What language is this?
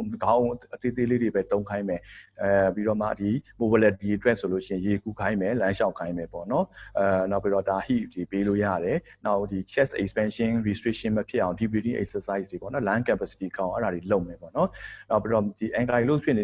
English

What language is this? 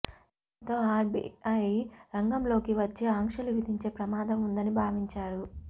Telugu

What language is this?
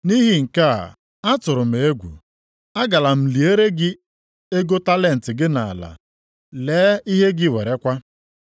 Igbo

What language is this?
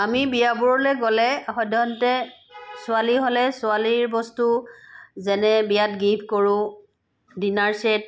Assamese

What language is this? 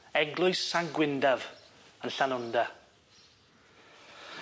Welsh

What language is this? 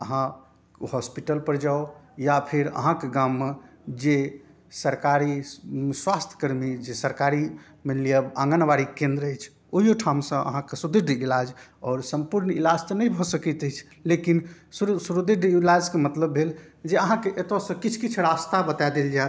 Maithili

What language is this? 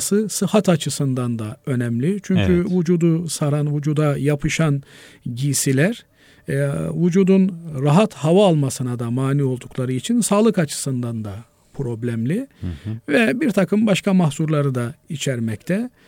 Turkish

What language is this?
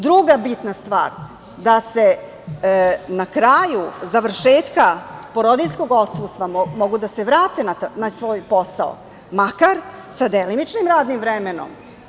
Serbian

